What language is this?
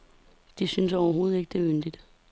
Danish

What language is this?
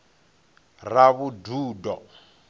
Venda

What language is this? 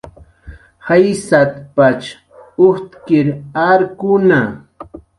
Jaqaru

